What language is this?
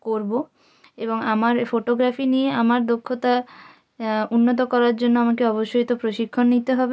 Bangla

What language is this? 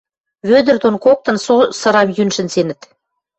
Western Mari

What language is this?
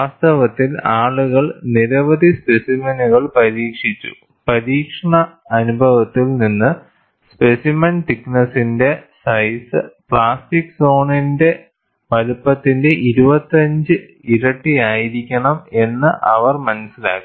Malayalam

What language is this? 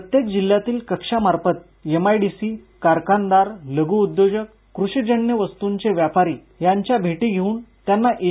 Marathi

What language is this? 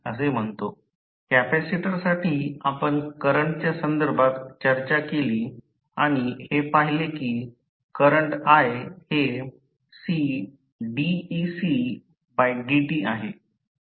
Marathi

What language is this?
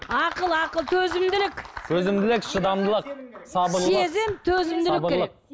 Kazakh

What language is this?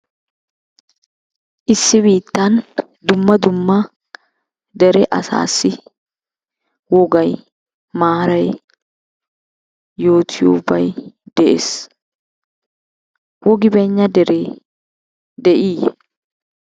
Wolaytta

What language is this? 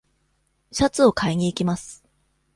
Japanese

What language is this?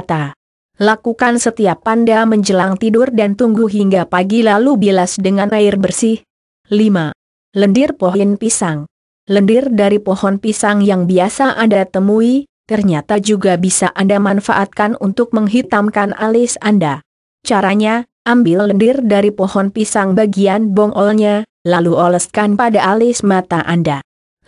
Indonesian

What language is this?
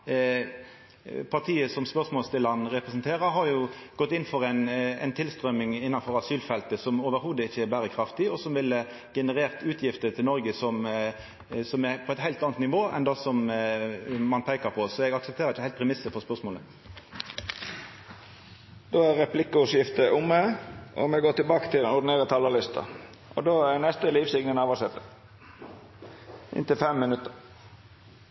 Norwegian Nynorsk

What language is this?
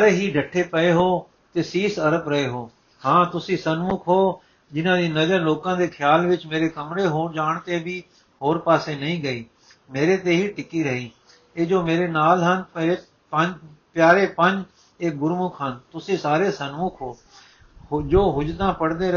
Punjabi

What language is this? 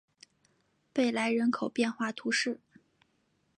Chinese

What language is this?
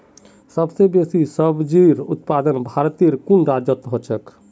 Magahi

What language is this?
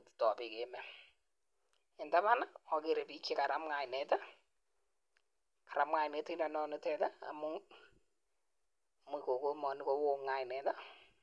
Kalenjin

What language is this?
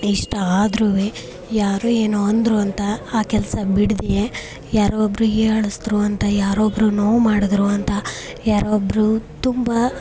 Kannada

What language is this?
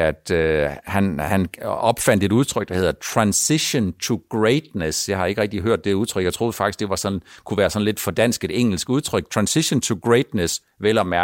Danish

